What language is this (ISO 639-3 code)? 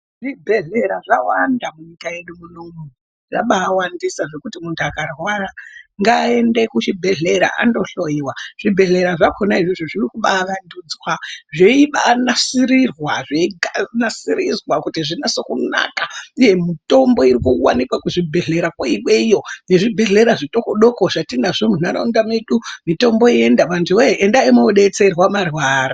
ndc